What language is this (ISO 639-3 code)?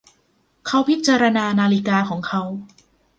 tha